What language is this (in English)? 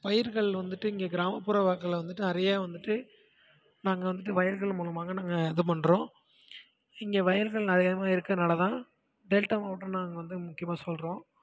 Tamil